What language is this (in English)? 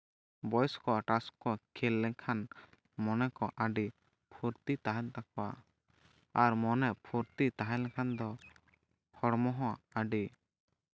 Santali